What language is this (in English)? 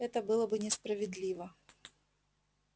Russian